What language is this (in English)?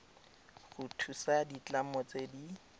Tswana